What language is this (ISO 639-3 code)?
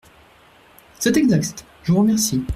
fra